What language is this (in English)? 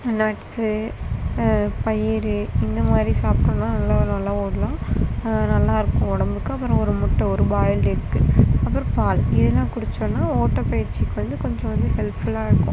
Tamil